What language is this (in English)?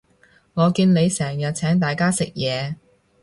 Cantonese